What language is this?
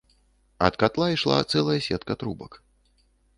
Belarusian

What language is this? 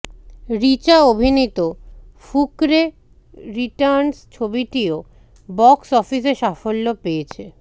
Bangla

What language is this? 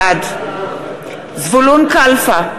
Hebrew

